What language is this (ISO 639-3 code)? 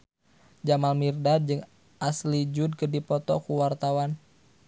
sun